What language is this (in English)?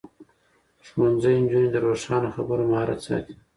Pashto